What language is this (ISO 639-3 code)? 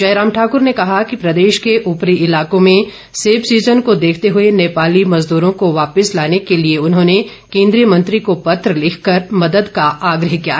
hin